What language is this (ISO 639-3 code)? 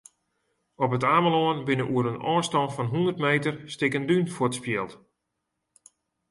fry